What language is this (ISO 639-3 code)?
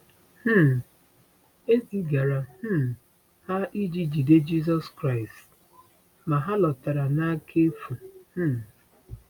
ibo